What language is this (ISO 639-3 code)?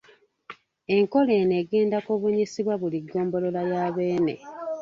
lug